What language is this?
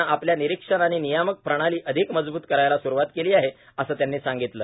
Marathi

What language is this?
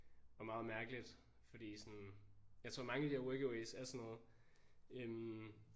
Danish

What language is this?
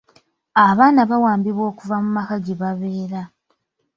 Ganda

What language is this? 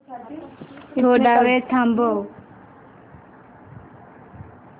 Marathi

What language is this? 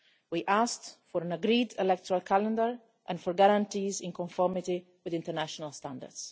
English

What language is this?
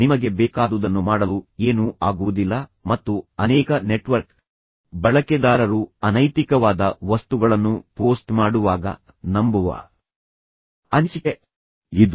Kannada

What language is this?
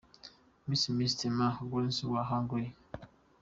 Kinyarwanda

